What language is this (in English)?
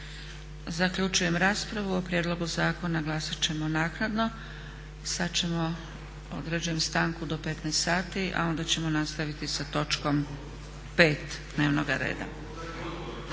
Croatian